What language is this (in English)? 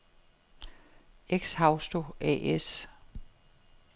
Danish